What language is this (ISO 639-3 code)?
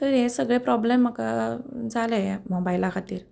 kok